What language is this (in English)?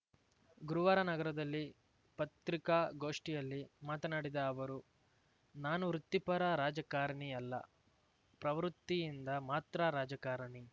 Kannada